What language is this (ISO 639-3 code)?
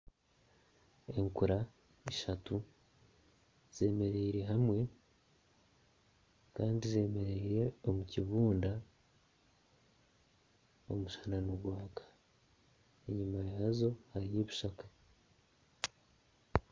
nyn